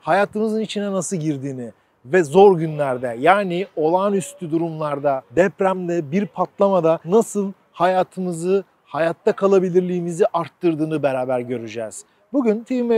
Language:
Turkish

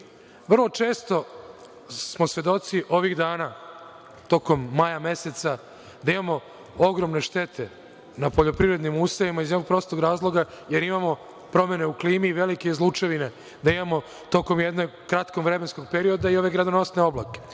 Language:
Serbian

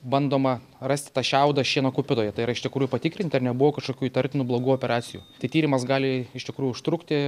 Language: Lithuanian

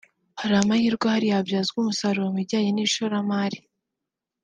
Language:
Kinyarwanda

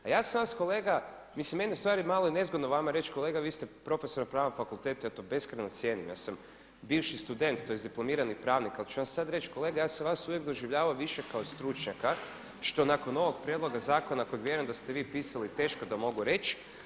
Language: Croatian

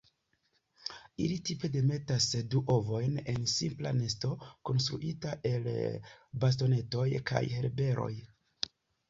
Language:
Esperanto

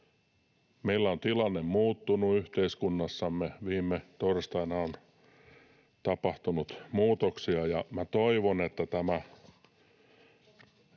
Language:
Finnish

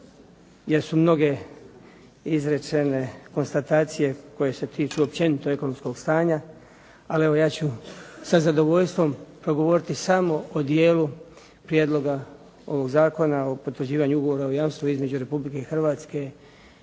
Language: Croatian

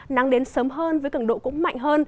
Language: Vietnamese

